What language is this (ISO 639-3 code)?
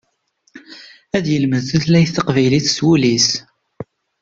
kab